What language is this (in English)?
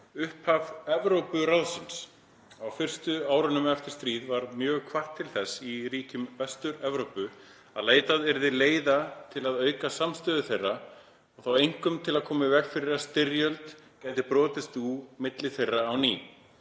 Icelandic